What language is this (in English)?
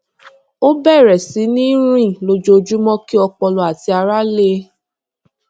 Yoruba